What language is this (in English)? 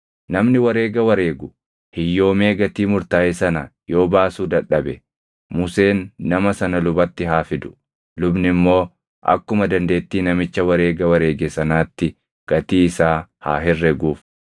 Oromo